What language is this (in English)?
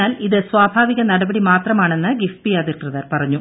Malayalam